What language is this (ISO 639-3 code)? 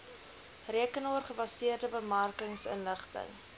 afr